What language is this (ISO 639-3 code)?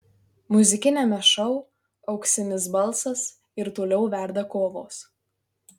lit